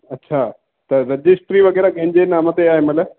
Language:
Sindhi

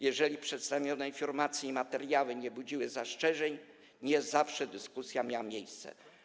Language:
Polish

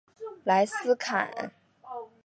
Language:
Chinese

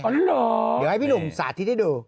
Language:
Thai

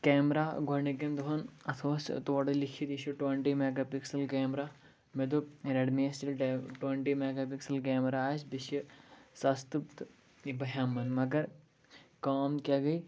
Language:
Kashmiri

